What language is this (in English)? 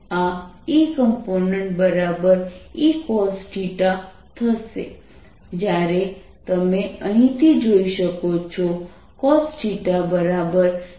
Gujarati